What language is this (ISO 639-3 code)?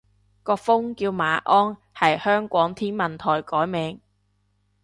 yue